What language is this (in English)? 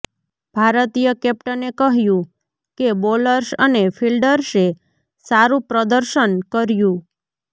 Gujarati